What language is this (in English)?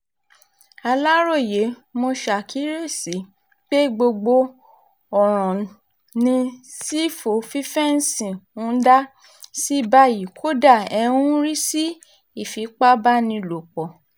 Yoruba